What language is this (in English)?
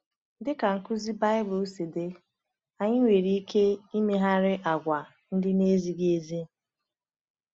Igbo